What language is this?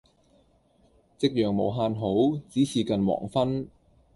Cantonese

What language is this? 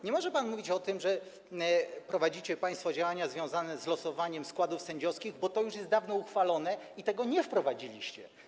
Polish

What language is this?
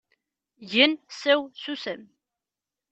Kabyle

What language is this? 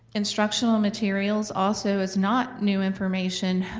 English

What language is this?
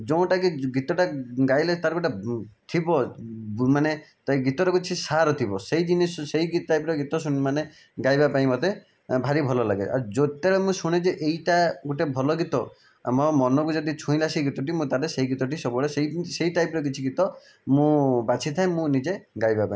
Odia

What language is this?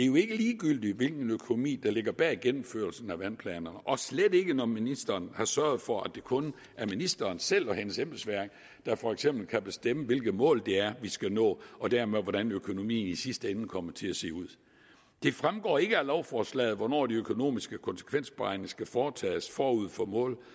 Danish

